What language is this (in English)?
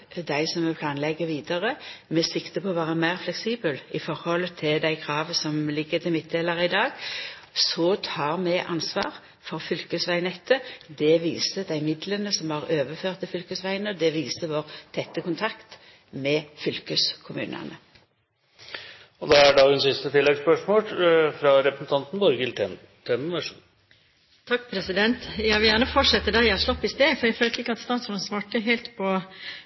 Norwegian